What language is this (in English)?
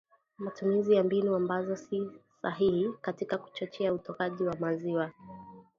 Swahili